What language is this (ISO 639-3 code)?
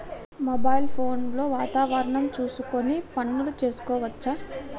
tel